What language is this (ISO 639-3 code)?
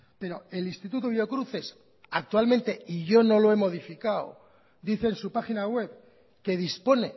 spa